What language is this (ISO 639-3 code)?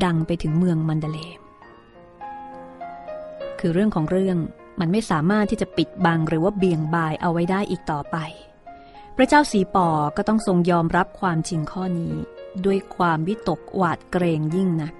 tha